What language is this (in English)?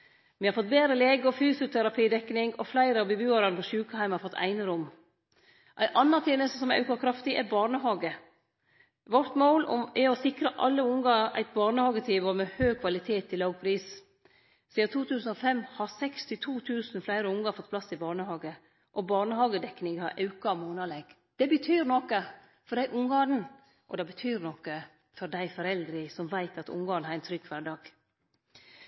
Norwegian Nynorsk